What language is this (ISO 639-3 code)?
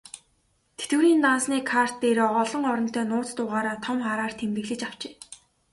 mon